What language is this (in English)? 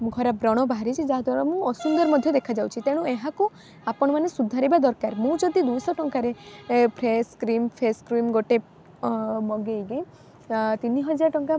Odia